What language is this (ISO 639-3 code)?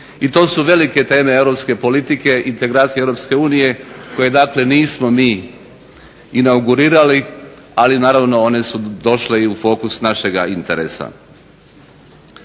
hrv